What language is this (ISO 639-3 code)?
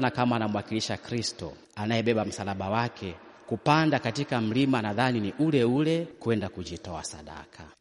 swa